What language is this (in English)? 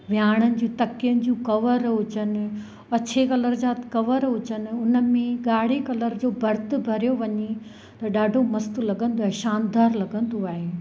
Sindhi